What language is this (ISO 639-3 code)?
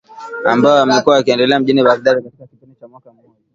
swa